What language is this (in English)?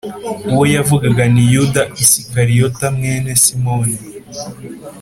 Kinyarwanda